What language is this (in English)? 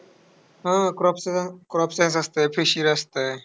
Marathi